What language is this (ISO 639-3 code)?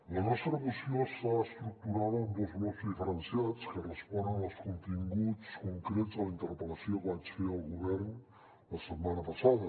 cat